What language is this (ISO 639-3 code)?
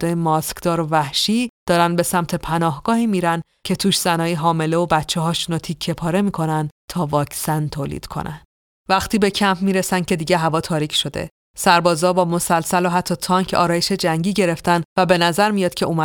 fas